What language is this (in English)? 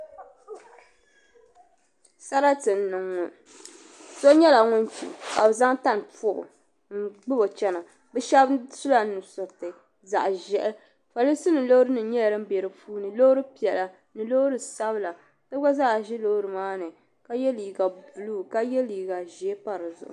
Dagbani